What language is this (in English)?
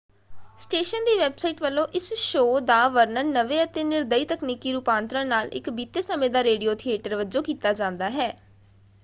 Punjabi